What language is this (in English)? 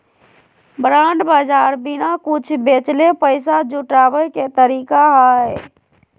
Magahi